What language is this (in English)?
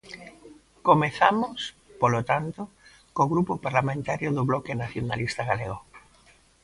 Galician